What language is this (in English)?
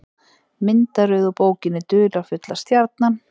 Icelandic